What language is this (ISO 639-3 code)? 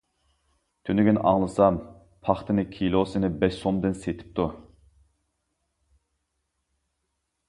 uig